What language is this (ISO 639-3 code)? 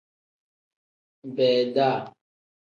kdh